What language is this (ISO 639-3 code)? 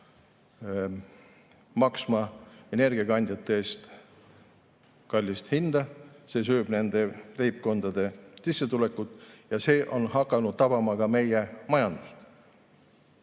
est